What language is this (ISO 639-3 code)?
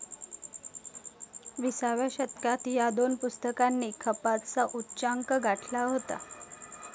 mar